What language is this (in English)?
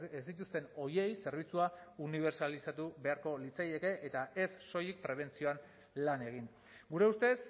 Basque